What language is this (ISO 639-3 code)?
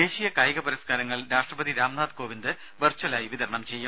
mal